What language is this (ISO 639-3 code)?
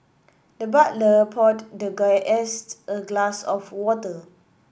eng